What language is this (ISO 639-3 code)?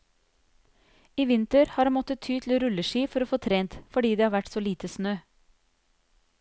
nor